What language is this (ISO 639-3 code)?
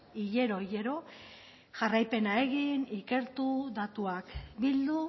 eus